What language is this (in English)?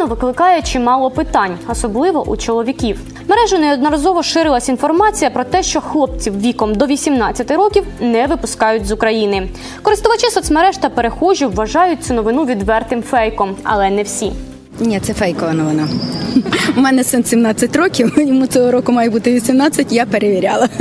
Ukrainian